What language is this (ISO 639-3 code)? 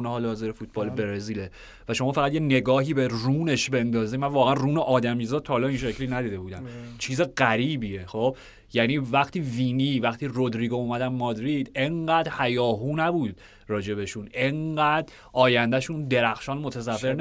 fas